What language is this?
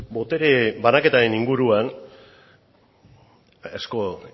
Basque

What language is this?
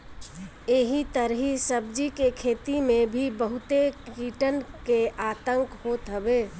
Bhojpuri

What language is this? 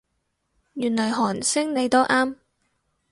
Cantonese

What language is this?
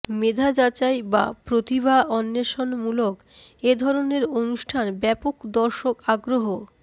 Bangla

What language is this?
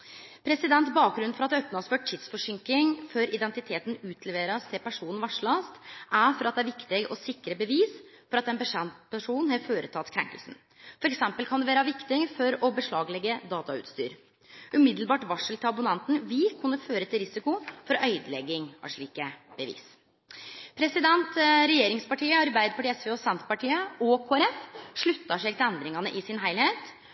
Norwegian Nynorsk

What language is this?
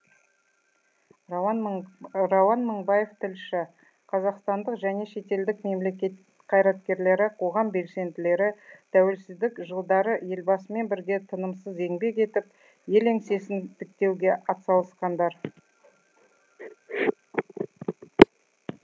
Kazakh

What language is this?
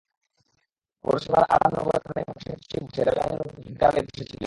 Bangla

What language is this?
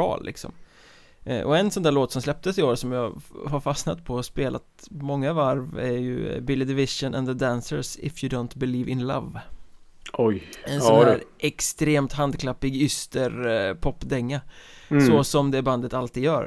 Swedish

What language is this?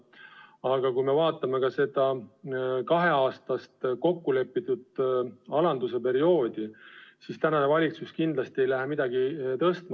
Estonian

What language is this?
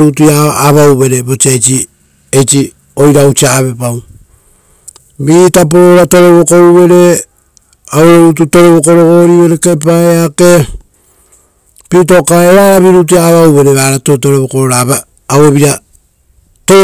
Rotokas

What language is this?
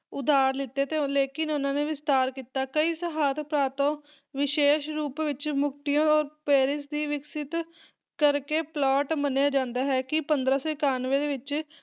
Punjabi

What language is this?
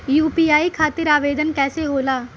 Bhojpuri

